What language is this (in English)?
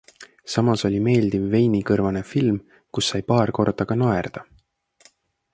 Estonian